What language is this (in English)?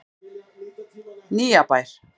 Icelandic